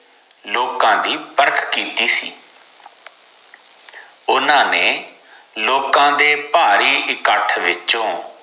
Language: Punjabi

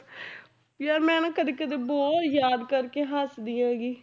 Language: Punjabi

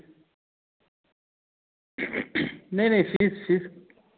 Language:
Hindi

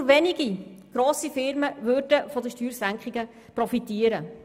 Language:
Swiss German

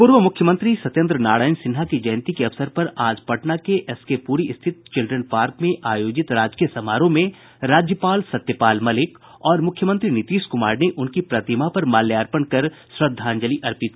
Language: Hindi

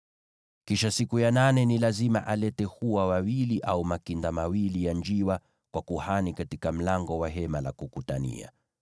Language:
Swahili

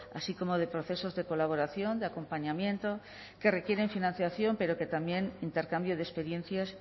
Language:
Spanish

